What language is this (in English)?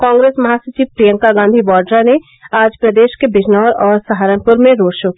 Hindi